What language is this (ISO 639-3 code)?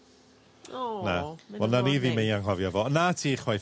cym